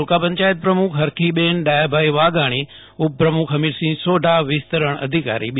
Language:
Gujarati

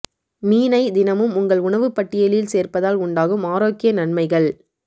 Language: Tamil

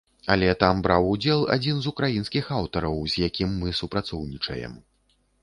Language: Belarusian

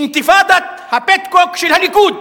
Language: Hebrew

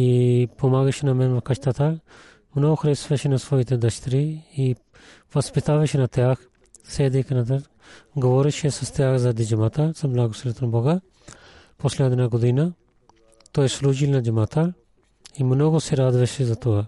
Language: Bulgarian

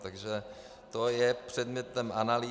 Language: Czech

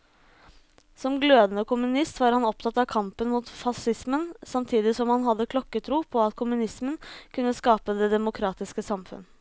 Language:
Norwegian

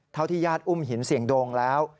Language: Thai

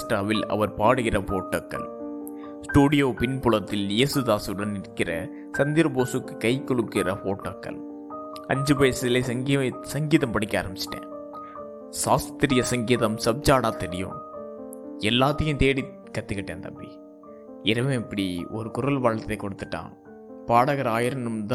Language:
Tamil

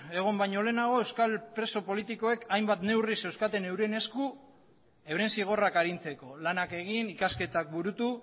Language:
Basque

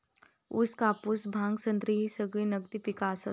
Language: Marathi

